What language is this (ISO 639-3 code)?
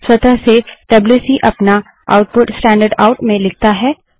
hin